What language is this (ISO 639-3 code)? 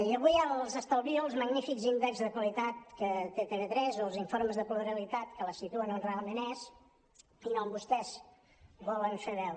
cat